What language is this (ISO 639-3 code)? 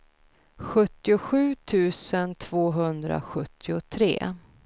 swe